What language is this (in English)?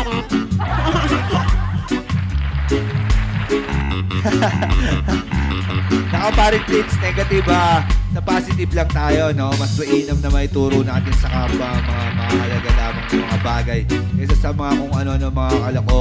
Filipino